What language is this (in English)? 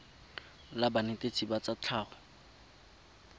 Tswana